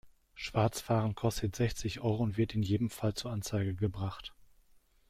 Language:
German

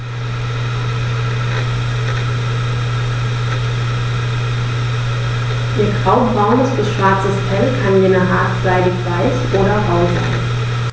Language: German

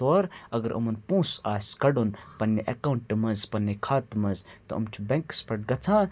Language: Kashmiri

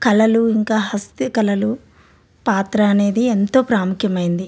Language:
Telugu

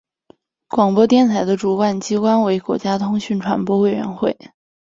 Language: Chinese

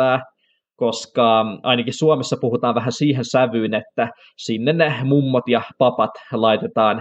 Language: Finnish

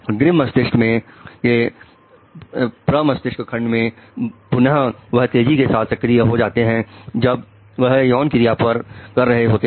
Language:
Hindi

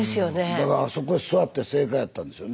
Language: Japanese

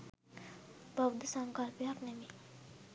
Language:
Sinhala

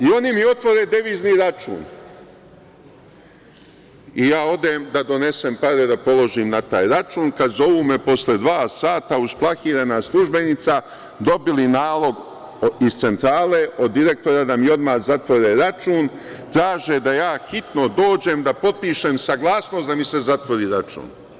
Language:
Serbian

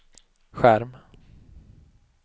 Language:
Swedish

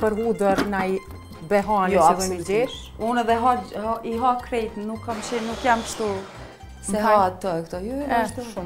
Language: Romanian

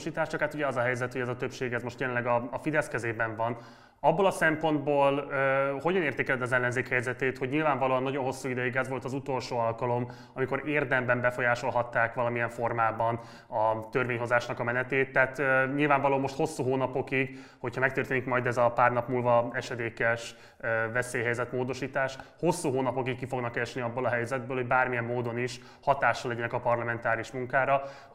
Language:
Hungarian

